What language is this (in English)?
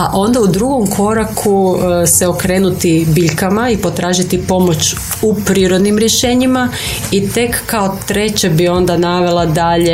Croatian